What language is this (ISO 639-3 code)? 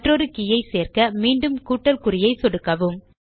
tam